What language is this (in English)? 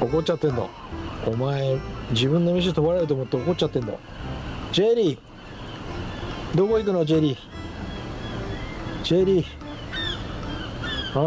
Japanese